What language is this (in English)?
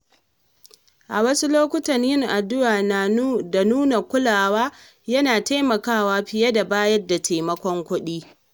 Hausa